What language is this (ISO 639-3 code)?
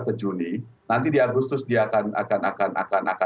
ind